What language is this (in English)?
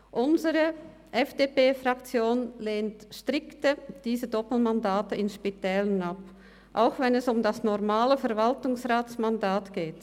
Swiss German